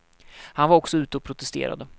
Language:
Swedish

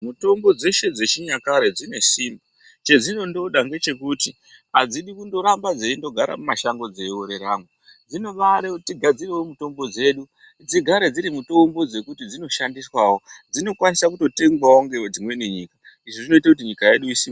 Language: Ndau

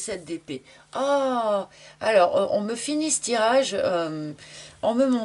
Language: French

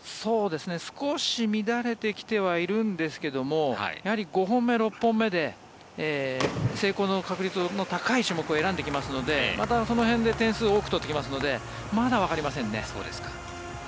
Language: Japanese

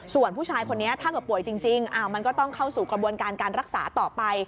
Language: Thai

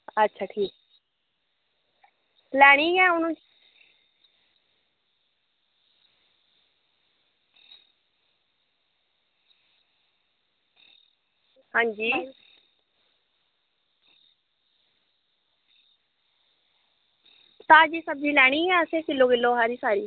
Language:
Dogri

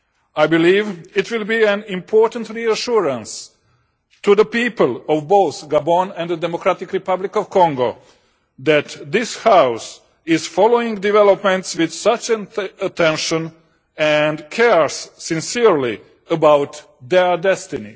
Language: English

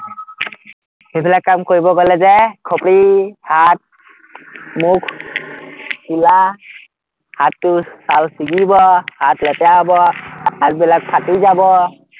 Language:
Assamese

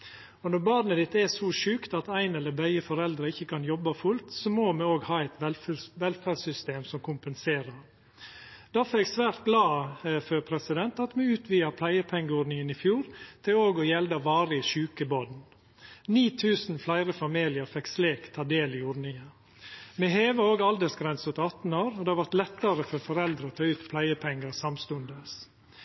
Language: Norwegian Nynorsk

